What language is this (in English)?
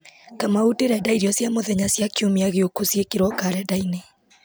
Kikuyu